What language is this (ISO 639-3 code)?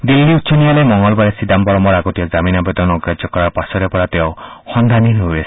asm